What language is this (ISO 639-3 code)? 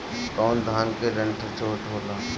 bho